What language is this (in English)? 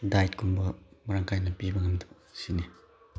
Manipuri